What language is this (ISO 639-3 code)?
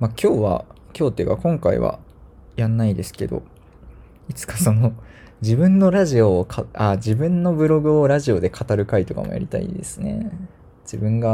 jpn